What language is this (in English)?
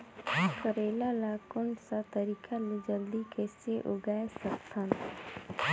Chhattisgarhi